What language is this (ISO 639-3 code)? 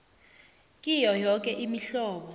nbl